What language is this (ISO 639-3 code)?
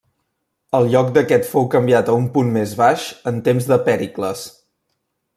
cat